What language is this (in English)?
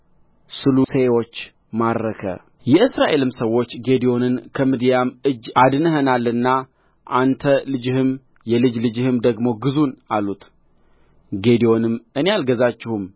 Amharic